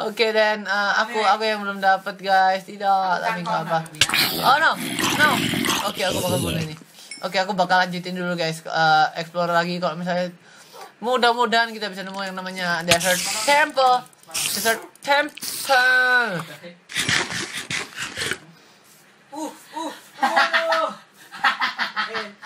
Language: Indonesian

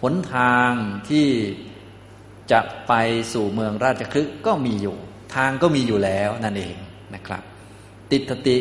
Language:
Thai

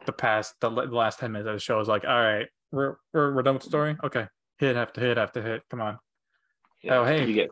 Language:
English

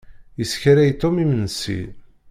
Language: Kabyle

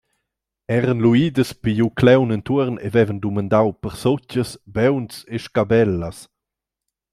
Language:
Romansh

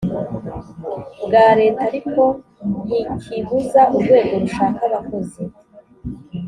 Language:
Kinyarwanda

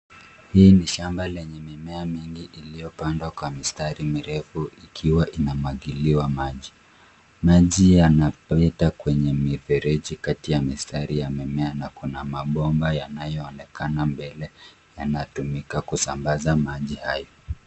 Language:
Swahili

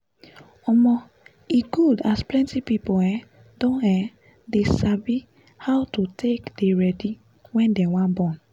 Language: Nigerian Pidgin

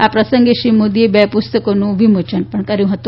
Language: Gujarati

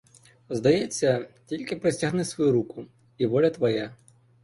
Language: Ukrainian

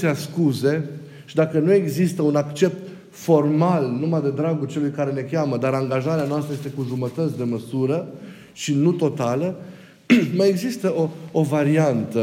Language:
Romanian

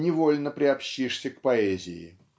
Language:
Russian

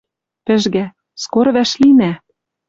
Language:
Western Mari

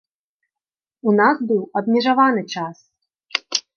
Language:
Belarusian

